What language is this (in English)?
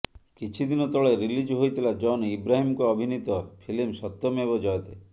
Odia